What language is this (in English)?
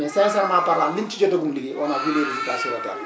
Wolof